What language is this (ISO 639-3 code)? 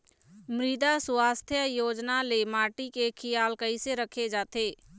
hne